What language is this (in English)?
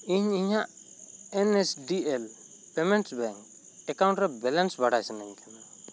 Santali